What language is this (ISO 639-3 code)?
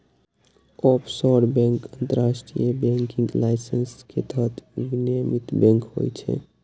mai